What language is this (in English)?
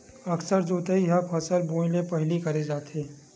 Chhattisgarhi